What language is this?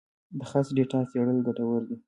Pashto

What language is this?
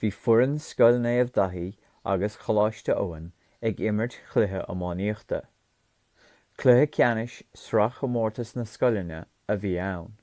Irish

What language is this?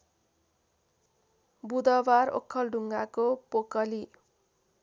Nepali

